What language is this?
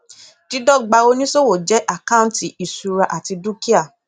Yoruba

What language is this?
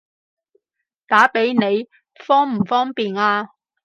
Cantonese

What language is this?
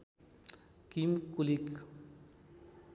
Nepali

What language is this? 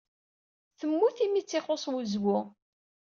Kabyle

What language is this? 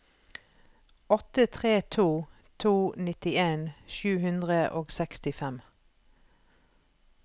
Norwegian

